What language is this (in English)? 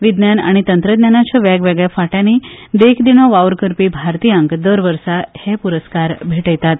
Konkani